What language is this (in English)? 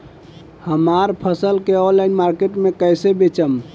Bhojpuri